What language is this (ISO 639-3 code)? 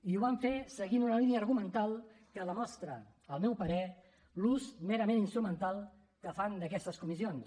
cat